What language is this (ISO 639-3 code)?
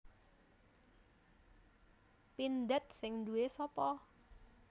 jav